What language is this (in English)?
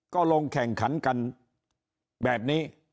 Thai